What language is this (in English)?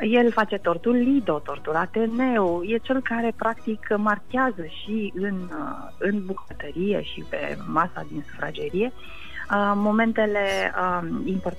Romanian